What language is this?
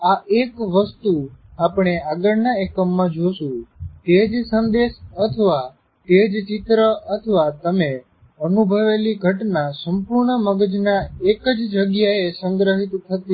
Gujarati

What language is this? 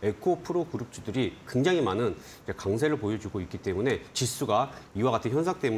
Korean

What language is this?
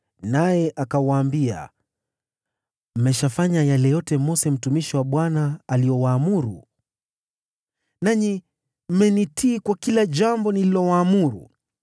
Swahili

